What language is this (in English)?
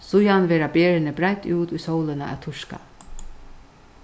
Faroese